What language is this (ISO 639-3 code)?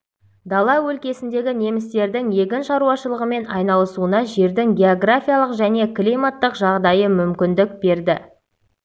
kaz